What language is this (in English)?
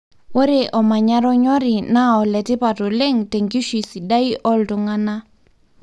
Masai